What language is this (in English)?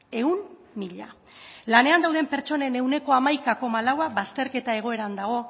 Basque